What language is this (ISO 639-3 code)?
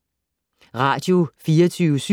dan